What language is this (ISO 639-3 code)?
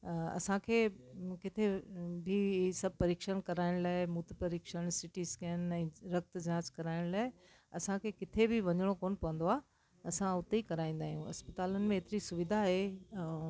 snd